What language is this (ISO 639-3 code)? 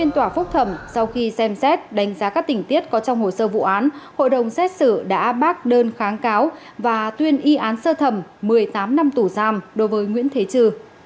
vie